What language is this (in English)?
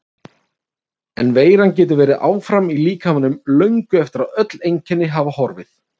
Icelandic